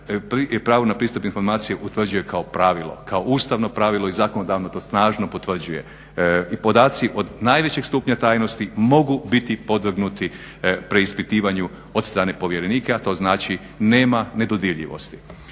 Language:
Croatian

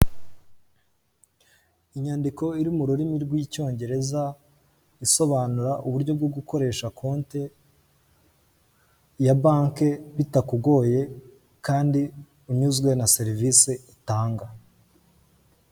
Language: Kinyarwanda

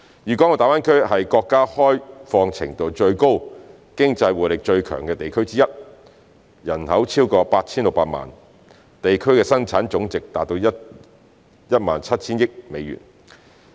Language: Cantonese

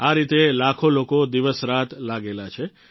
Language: Gujarati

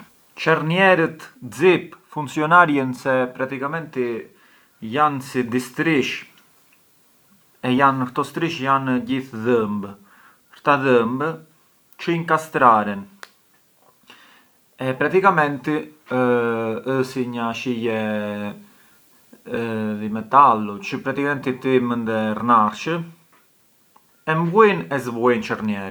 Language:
Arbëreshë Albanian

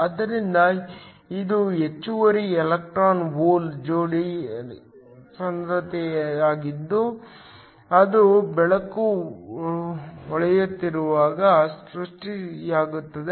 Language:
Kannada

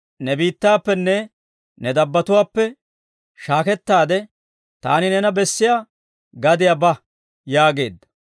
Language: Dawro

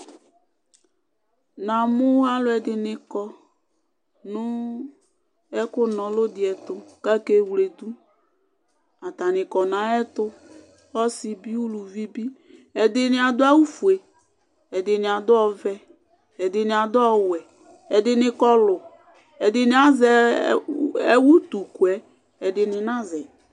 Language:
Ikposo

